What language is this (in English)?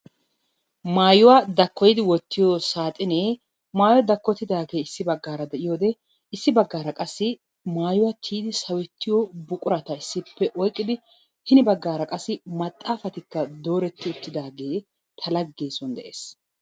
Wolaytta